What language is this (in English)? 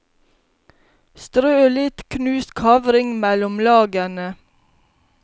Norwegian